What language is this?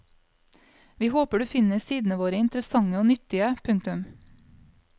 Norwegian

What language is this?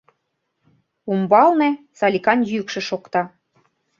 Mari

